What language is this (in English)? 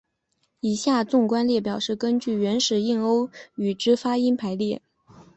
Chinese